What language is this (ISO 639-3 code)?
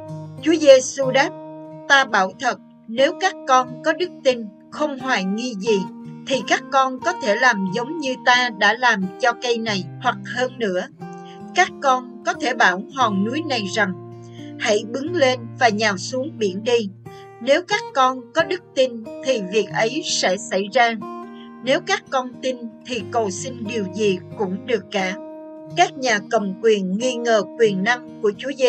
vie